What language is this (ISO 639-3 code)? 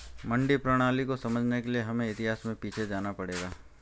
hin